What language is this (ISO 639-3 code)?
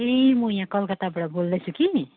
nep